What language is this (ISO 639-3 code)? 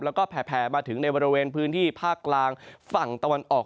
tha